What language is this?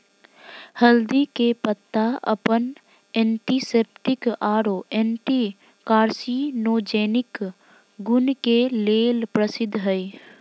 Magahi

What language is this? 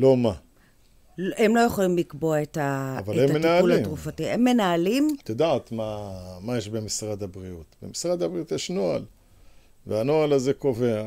Hebrew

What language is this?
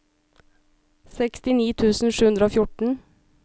Norwegian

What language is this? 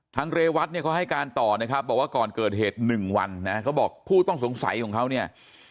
Thai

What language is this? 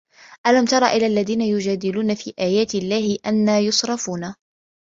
Arabic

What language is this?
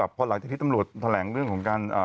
Thai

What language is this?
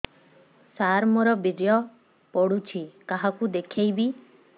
Odia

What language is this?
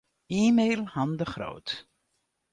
Western Frisian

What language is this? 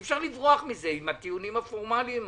Hebrew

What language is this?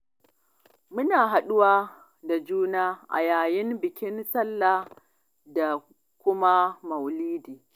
Hausa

